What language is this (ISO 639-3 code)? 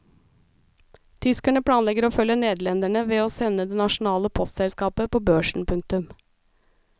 nor